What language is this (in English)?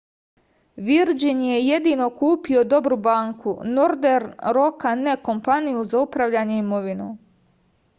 Serbian